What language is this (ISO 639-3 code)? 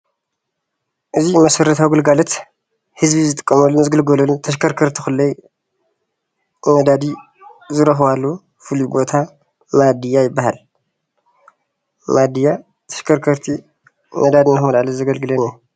tir